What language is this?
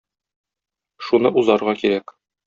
Tatar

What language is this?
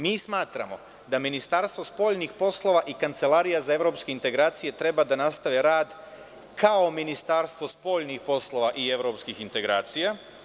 Serbian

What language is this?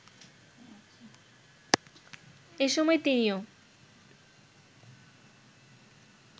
Bangla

